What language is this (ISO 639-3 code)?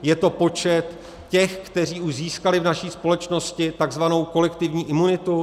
ces